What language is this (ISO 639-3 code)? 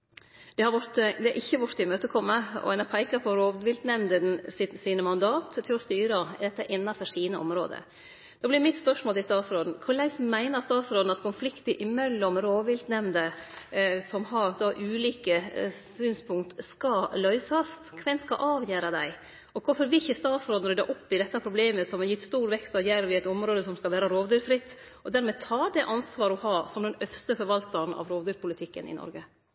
nno